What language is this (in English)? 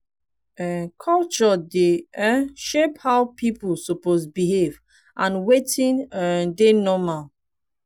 Nigerian Pidgin